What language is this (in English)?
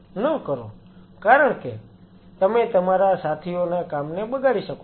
Gujarati